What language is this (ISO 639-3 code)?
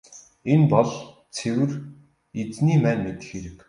mon